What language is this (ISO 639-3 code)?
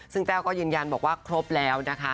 tha